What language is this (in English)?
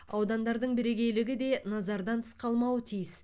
Kazakh